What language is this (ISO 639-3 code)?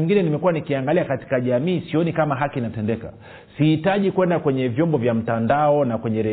swa